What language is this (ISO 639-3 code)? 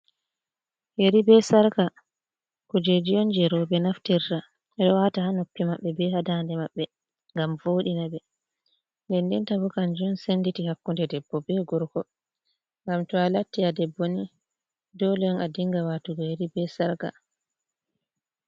ful